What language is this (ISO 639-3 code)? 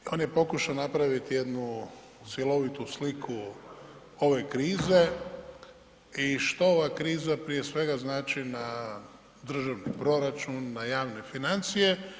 hrv